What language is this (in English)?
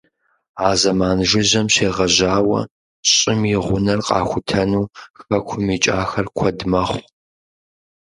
Kabardian